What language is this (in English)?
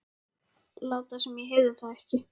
Icelandic